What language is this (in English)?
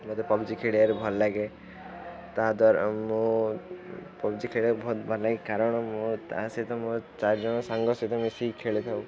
Odia